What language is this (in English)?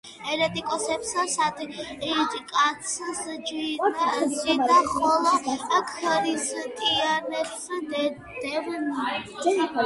Georgian